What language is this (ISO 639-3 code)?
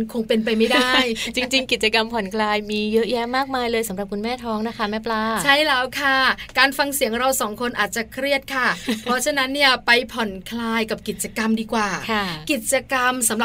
tha